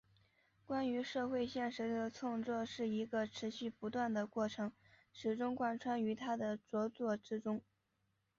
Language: Chinese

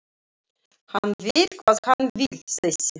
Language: Icelandic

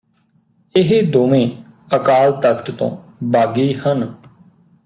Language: Punjabi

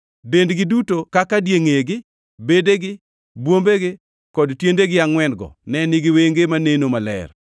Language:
Luo (Kenya and Tanzania)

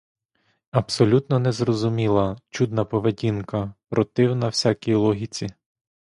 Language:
Ukrainian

